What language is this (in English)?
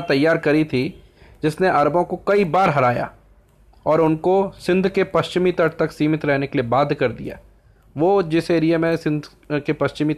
Hindi